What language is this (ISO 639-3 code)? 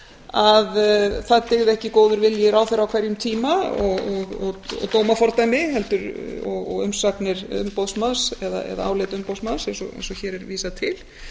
isl